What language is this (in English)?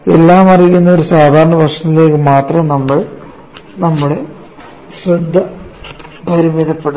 Malayalam